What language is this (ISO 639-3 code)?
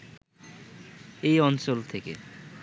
ben